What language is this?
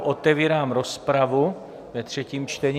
Czech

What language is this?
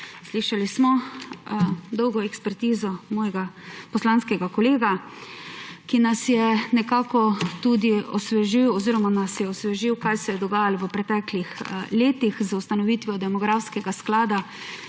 Slovenian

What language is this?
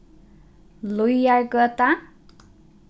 Faroese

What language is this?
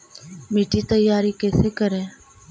Magahi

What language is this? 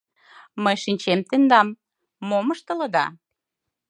Mari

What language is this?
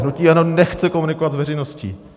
Czech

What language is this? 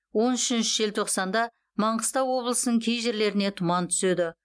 Kazakh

